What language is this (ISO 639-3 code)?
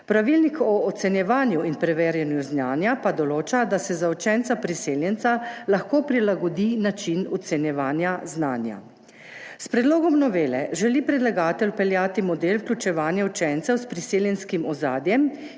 slv